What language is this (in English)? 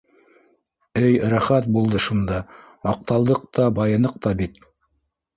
Bashkir